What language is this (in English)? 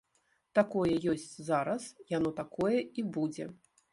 Belarusian